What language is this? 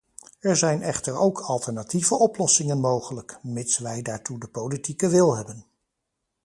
Dutch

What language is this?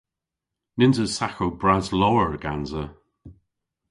Cornish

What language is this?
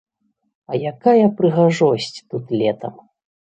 Belarusian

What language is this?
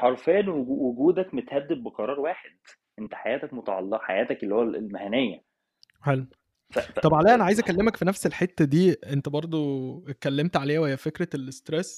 Arabic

